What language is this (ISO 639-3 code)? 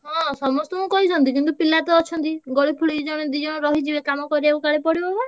ori